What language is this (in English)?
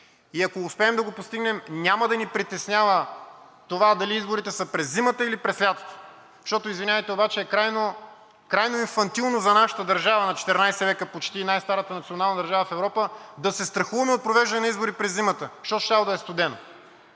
Bulgarian